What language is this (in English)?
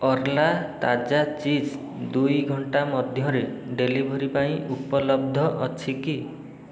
Odia